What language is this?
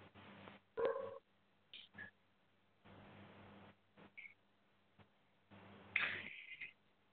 Punjabi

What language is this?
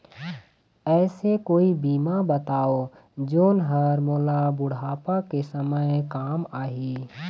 Chhattisgarhi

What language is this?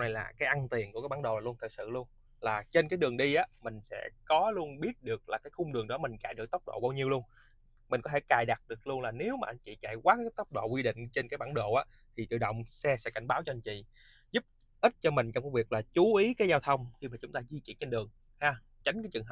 Vietnamese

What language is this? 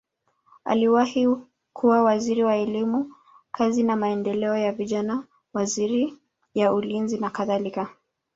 Swahili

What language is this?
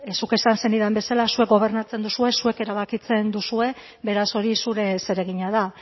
Basque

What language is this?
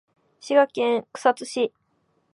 Japanese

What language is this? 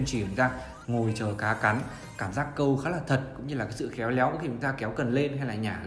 Vietnamese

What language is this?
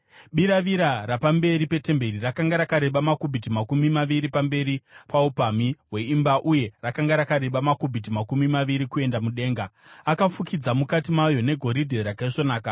Shona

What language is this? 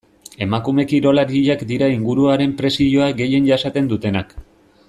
Basque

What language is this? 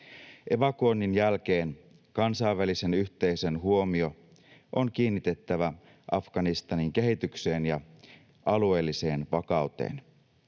Finnish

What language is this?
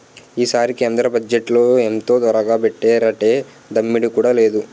Telugu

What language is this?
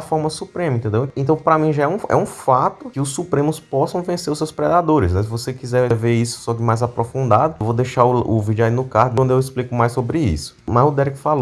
Portuguese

